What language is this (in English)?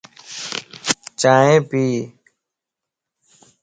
Lasi